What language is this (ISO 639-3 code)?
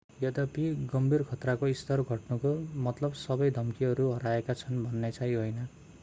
nep